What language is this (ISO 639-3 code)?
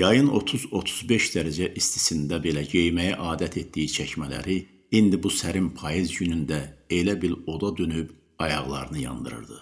tur